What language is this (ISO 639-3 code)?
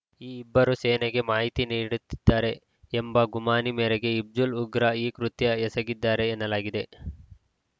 kan